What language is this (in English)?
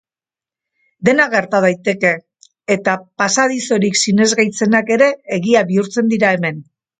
Basque